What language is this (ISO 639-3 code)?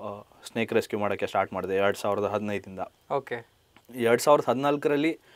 kan